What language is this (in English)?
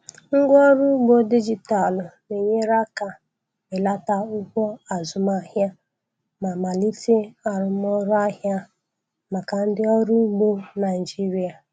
Igbo